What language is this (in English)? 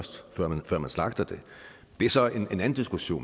Danish